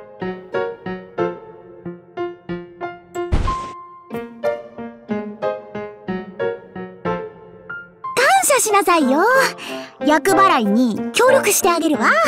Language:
Japanese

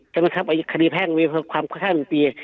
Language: Thai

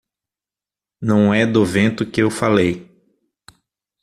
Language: Portuguese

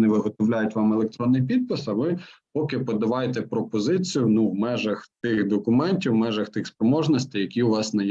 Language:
Ukrainian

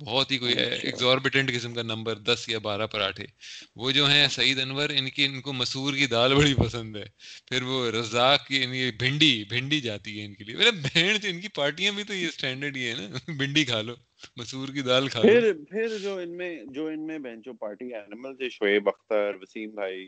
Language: Urdu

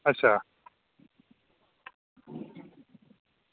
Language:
Dogri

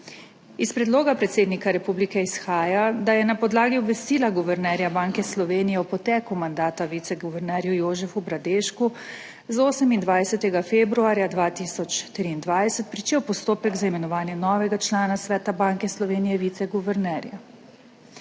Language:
Slovenian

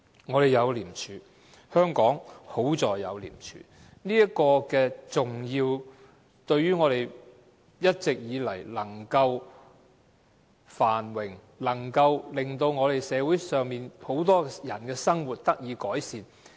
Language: Cantonese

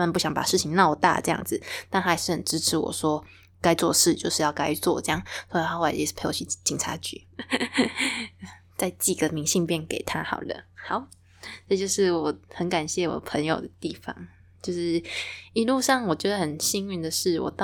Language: Chinese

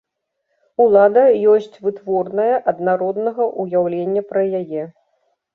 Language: Belarusian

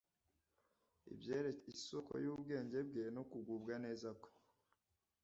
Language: Kinyarwanda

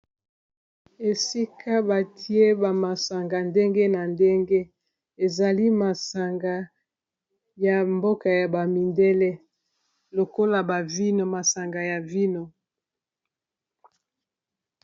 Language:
Lingala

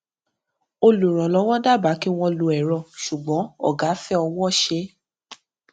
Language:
Yoruba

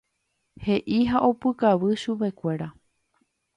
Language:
Guarani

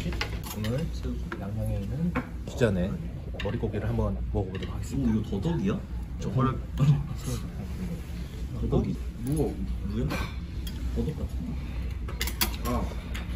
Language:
Korean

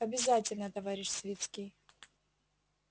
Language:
Russian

